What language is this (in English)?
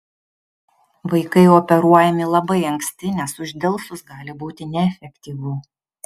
Lithuanian